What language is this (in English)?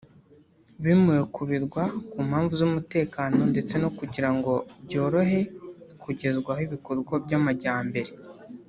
Kinyarwanda